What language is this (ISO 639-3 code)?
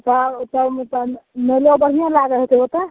mai